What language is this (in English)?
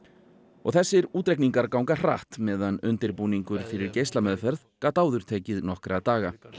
Icelandic